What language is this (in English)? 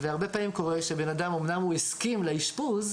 Hebrew